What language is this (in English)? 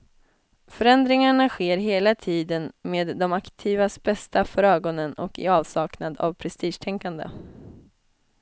Swedish